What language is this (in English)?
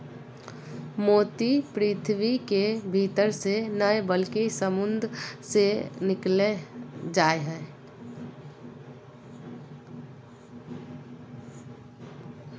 Magahi